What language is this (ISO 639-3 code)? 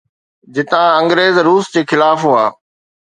snd